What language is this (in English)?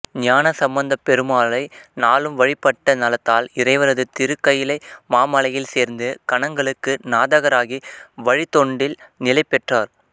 Tamil